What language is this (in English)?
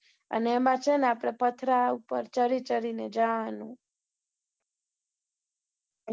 Gujarati